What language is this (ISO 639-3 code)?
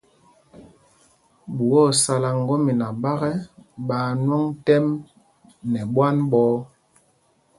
mgg